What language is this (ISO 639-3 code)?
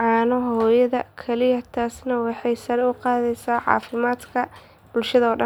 som